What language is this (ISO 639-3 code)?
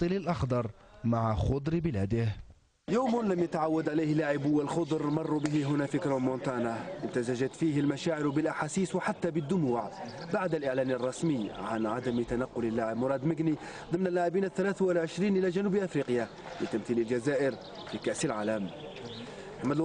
ara